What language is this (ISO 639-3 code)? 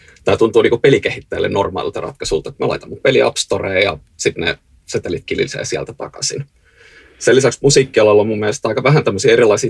fin